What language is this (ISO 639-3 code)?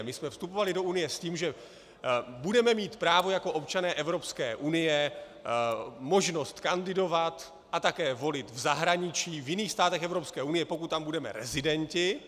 ces